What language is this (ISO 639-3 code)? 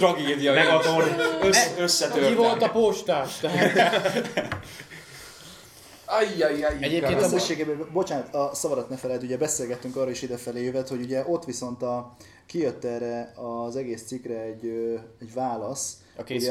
hun